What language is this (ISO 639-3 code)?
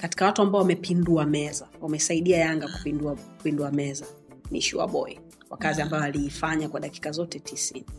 swa